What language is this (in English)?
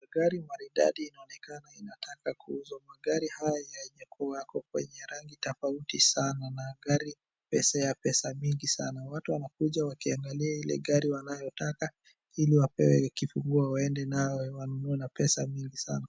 Swahili